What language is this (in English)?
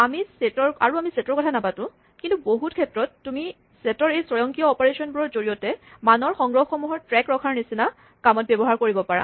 Assamese